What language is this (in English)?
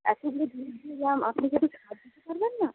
Bangla